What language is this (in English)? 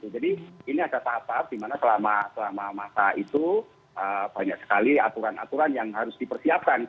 Indonesian